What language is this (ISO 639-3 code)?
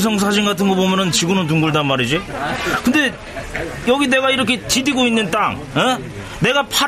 kor